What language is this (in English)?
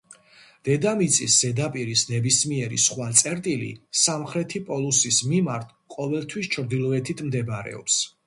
Georgian